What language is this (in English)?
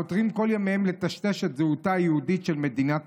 Hebrew